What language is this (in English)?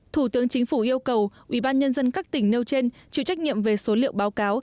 Vietnamese